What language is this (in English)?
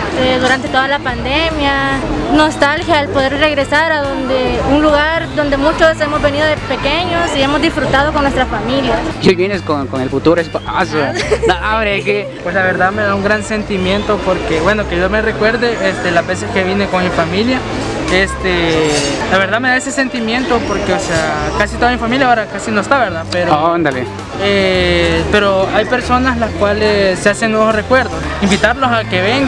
Spanish